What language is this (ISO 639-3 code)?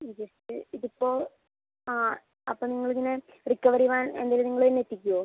mal